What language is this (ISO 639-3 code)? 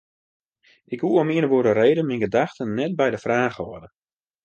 fry